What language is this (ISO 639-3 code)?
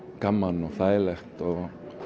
isl